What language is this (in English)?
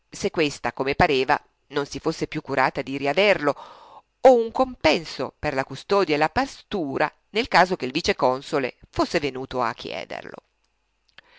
Italian